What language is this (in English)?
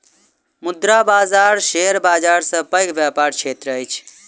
Maithili